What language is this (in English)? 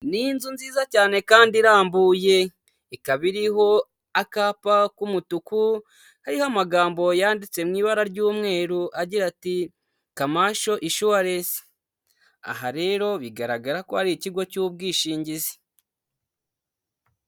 Kinyarwanda